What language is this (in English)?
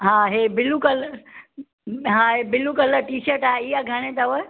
Sindhi